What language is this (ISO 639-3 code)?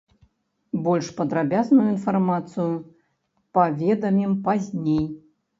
bel